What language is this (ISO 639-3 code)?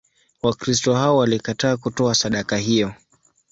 swa